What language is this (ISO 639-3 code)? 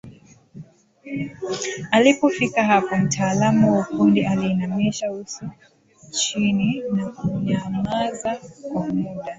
swa